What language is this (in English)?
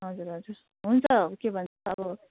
Nepali